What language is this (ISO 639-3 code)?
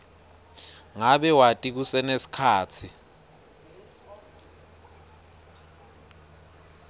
ssw